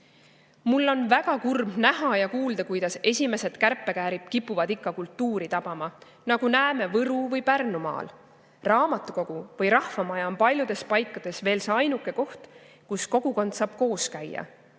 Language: Estonian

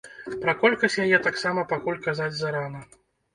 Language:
Belarusian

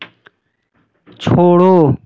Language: Hindi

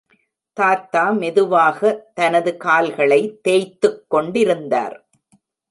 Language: Tamil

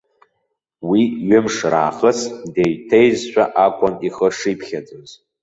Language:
Abkhazian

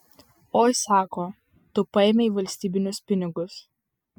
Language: Lithuanian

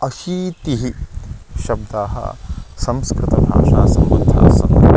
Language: Sanskrit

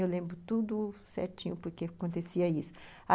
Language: Portuguese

